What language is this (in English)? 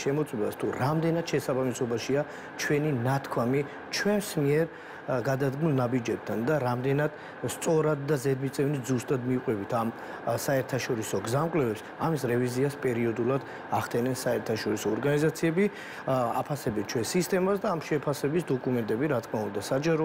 Romanian